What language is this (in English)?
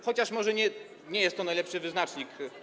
Polish